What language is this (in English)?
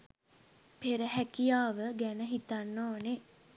Sinhala